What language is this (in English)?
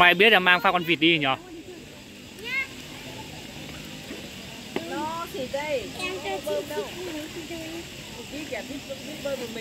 Vietnamese